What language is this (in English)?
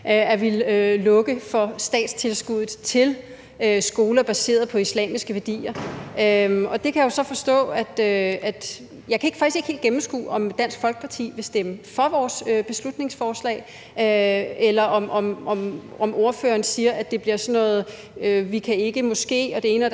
Danish